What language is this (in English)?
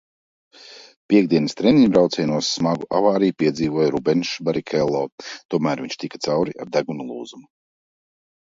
Latvian